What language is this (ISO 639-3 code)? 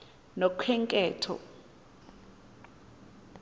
xho